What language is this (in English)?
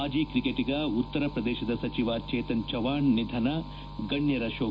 Kannada